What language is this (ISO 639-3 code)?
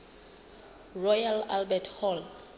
sot